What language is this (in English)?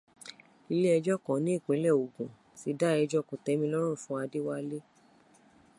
Yoruba